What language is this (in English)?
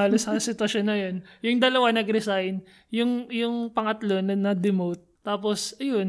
Filipino